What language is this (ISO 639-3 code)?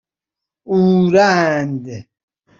fas